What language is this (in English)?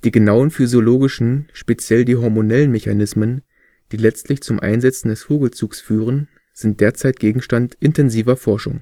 German